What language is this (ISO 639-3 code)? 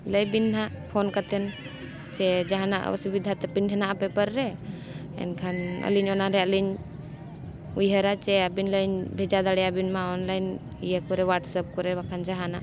sat